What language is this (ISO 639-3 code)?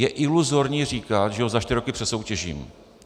ces